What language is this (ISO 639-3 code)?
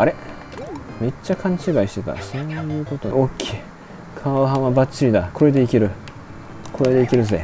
jpn